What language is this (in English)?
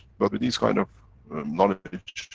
English